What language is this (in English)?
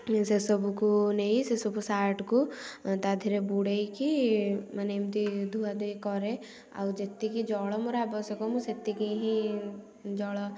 Odia